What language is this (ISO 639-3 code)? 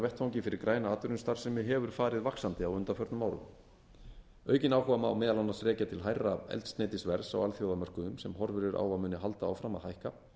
isl